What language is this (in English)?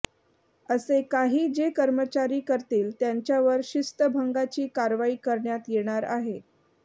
Marathi